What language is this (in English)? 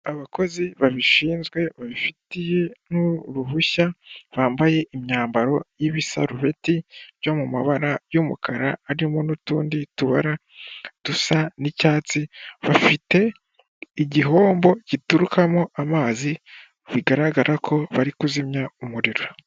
Kinyarwanda